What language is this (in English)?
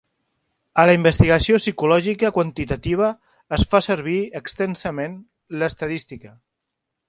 Catalan